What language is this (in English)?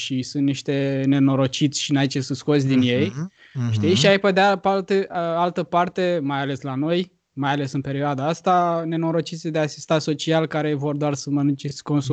Romanian